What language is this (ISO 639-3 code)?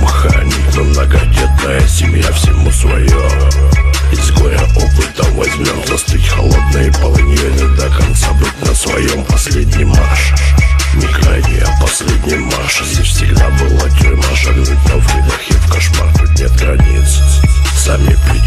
rus